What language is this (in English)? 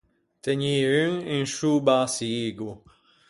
Ligurian